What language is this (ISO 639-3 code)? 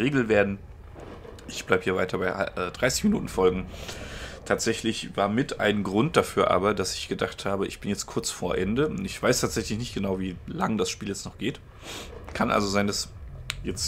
deu